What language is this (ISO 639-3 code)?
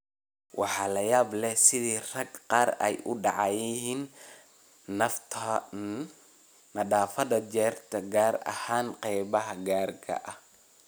som